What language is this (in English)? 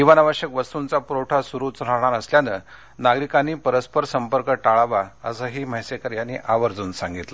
Marathi